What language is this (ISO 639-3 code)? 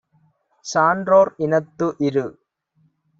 tam